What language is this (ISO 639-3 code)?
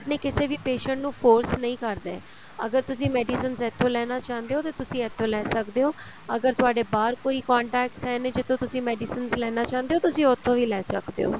pan